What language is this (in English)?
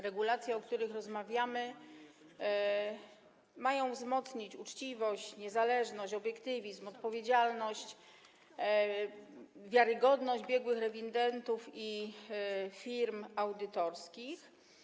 Polish